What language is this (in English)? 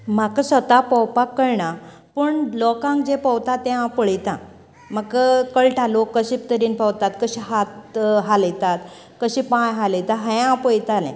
Konkani